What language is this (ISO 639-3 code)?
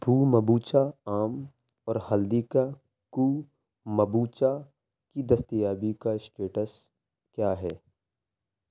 urd